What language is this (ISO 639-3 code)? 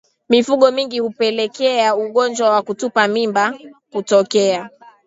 swa